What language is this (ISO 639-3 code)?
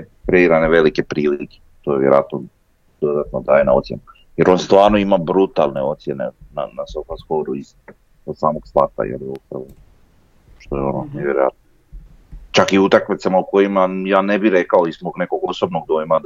hrv